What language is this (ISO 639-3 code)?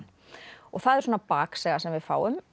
isl